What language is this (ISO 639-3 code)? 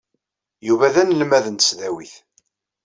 kab